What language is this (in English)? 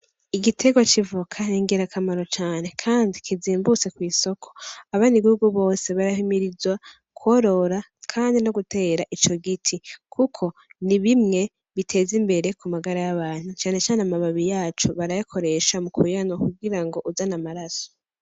Rundi